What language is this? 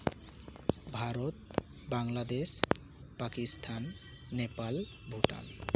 Santali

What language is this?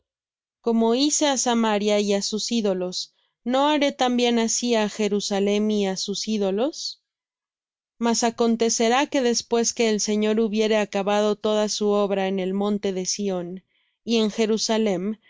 Spanish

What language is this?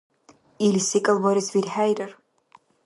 Dargwa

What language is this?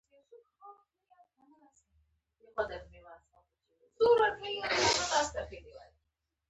Pashto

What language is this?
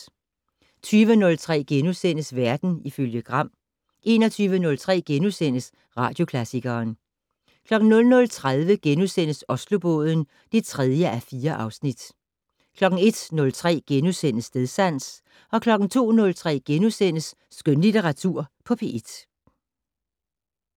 Danish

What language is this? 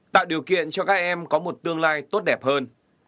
Vietnamese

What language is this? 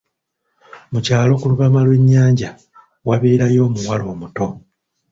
Ganda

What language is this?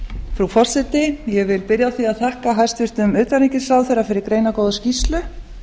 Icelandic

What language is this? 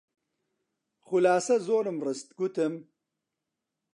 Central Kurdish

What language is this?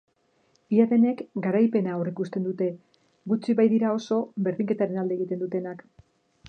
Basque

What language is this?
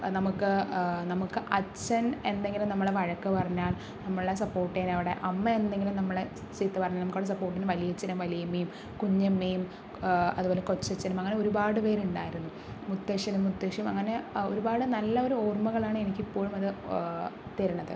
Malayalam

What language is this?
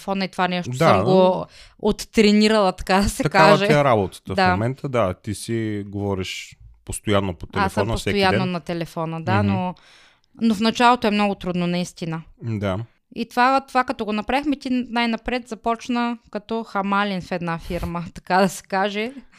Bulgarian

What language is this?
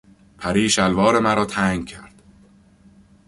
Persian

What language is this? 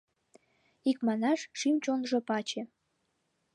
Mari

